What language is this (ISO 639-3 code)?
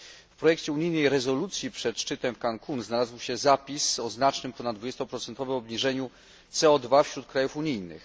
pol